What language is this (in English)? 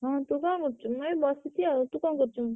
Odia